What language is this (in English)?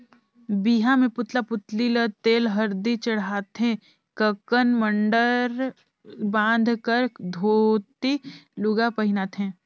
Chhattisgarhi